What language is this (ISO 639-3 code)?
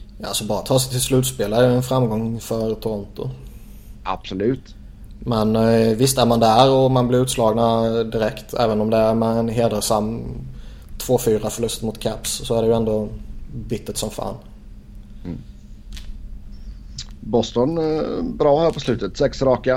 swe